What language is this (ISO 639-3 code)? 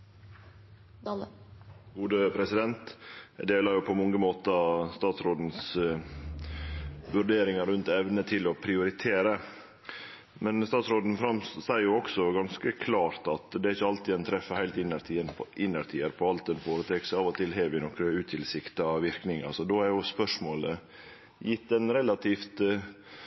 nor